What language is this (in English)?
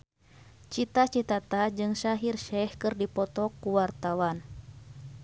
Sundanese